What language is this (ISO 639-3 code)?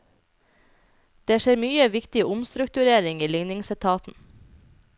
nor